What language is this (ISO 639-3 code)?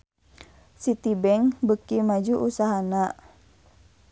sun